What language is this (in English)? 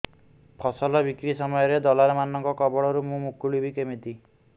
Odia